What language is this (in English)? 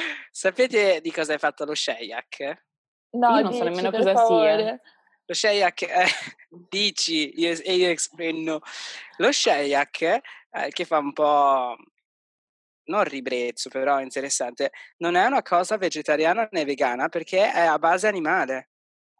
Italian